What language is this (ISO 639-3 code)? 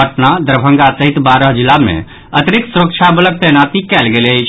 mai